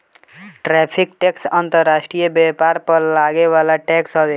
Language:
Bhojpuri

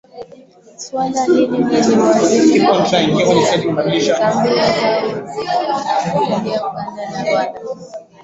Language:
Swahili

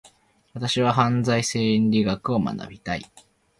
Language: Japanese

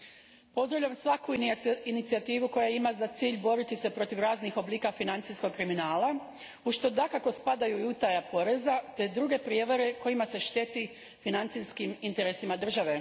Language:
Croatian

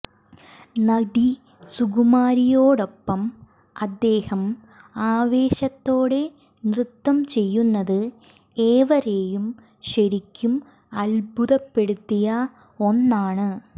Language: Malayalam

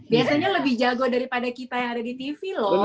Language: Indonesian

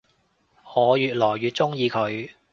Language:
Cantonese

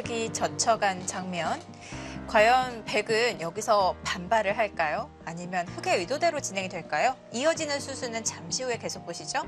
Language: Korean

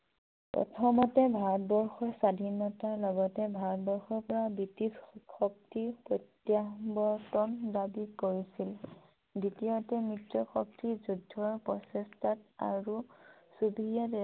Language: Assamese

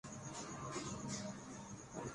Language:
Urdu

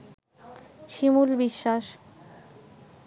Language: Bangla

